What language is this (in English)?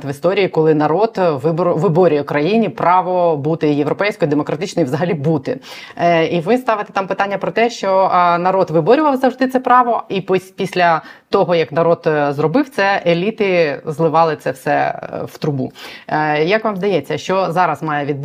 Ukrainian